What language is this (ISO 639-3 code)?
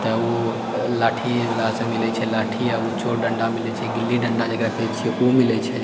mai